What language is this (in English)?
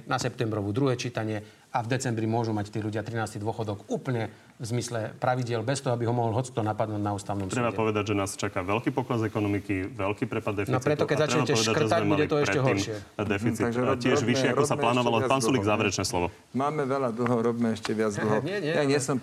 Slovak